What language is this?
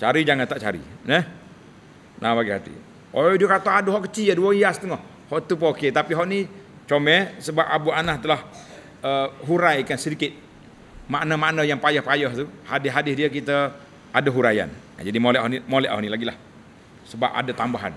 Malay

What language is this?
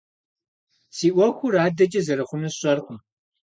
Kabardian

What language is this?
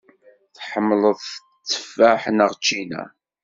Kabyle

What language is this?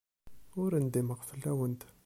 Kabyle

